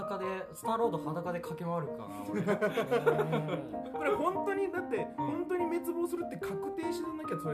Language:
Japanese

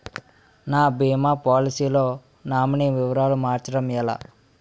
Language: Telugu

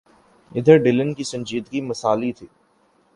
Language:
Urdu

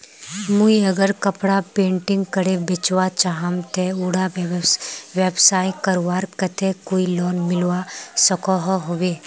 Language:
Magahi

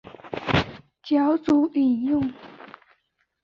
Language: Chinese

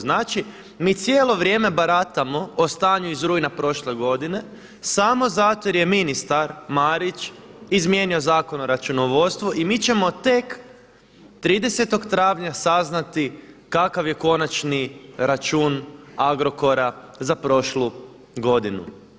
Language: Croatian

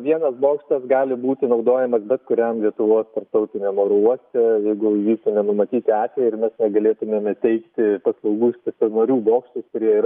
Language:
Lithuanian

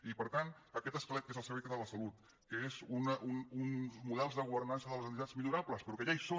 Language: Catalan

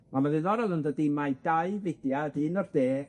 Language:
Welsh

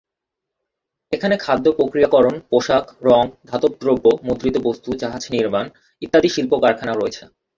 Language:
Bangla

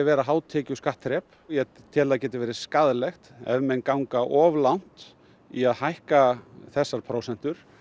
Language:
Icelandic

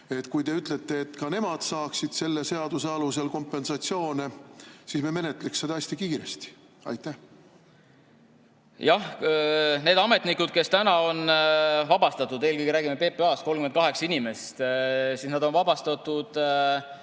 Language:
Estonian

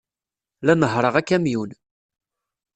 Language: Kabyle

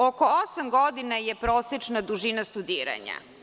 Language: Serbian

